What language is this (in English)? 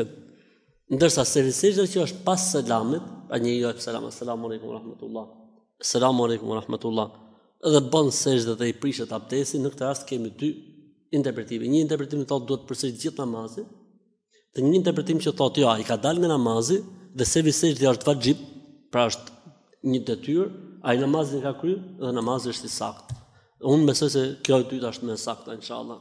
Romanian